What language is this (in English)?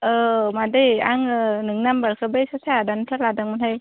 Bodo